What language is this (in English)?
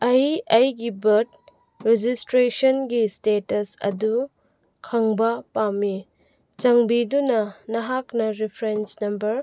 Manipuri